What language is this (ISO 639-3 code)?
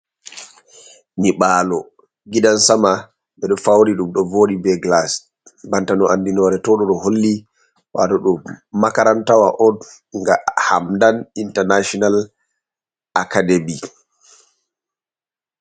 ful